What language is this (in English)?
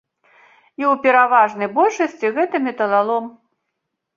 Belarusian